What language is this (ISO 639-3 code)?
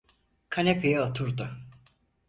tur